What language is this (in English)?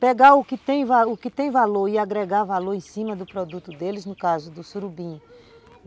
Portuguese